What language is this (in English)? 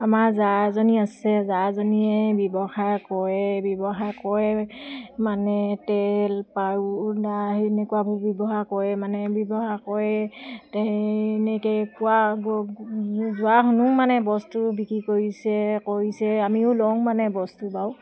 Assamese